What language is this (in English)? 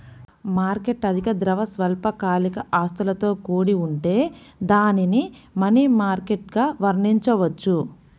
Telugu